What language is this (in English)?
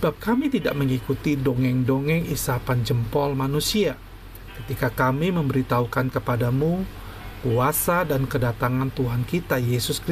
Indonesian